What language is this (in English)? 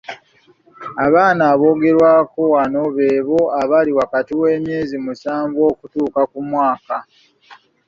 Ganda